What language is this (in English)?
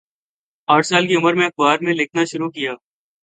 Urdu